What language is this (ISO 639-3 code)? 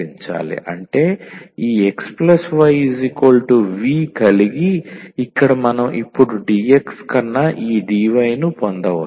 tel